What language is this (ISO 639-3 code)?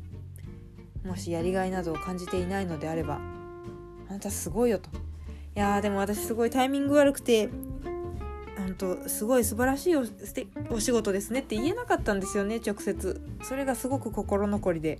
jpn